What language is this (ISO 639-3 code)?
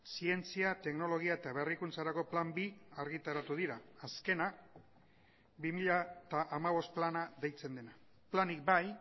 eus